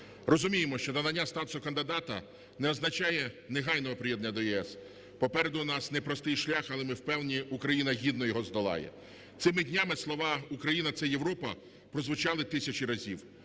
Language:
Ukrainian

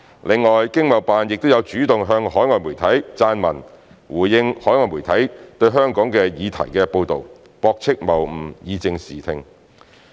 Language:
Cantonese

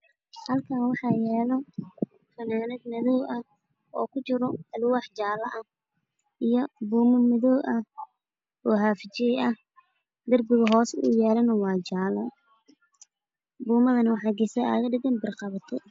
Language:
Somali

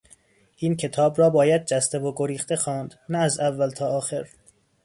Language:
Persian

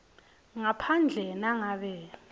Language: Swati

